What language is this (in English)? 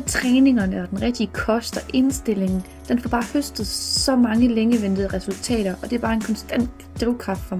Danish